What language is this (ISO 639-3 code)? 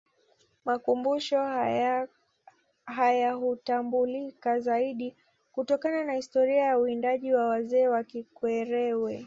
swa